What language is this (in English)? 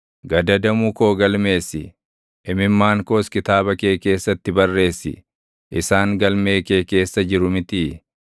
Oromo